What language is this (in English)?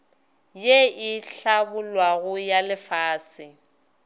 Northern Sotho